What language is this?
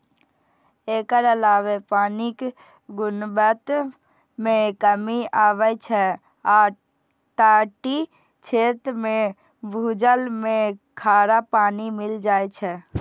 Maithili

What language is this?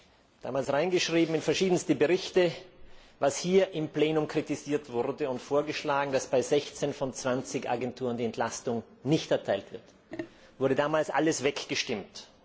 German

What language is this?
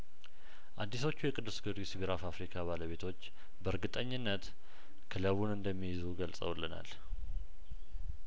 Amharic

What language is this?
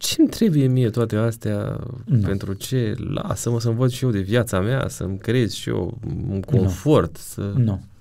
Romanian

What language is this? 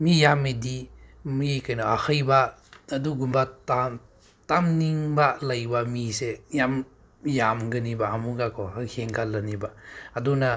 Manipuri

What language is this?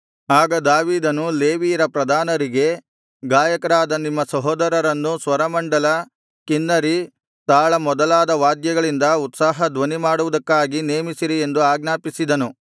Kannada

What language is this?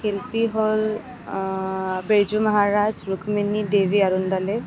Assamese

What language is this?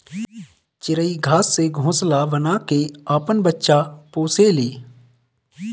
Bhojpuri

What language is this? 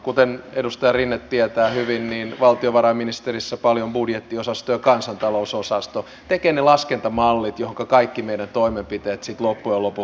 Finnish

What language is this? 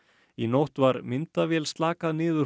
Icelandic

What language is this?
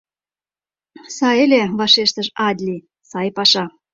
Mari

